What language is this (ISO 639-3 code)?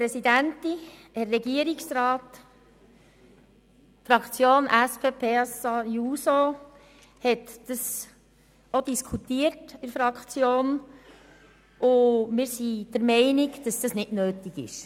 gsw